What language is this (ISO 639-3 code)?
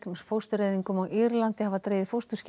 isl